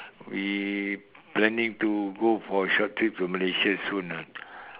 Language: English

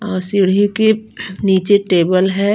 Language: Hindi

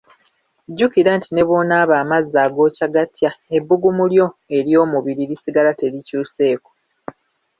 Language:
Ganda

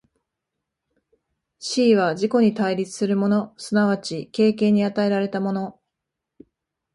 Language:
Japanese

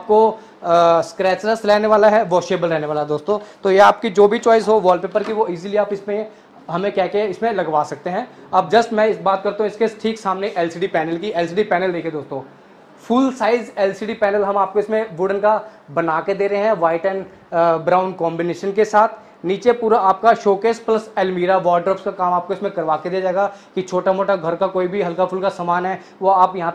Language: Hindi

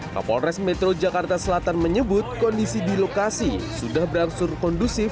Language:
Indonesian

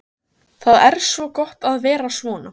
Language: Icelandic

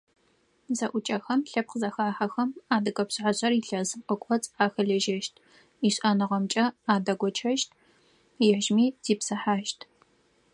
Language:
Adyghe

